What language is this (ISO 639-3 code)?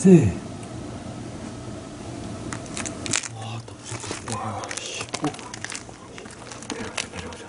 kor